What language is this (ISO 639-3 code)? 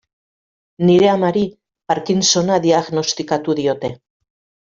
eus